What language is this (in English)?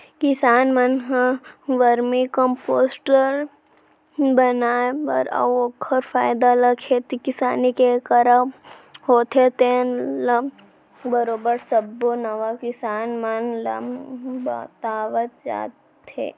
Chhattisgarhi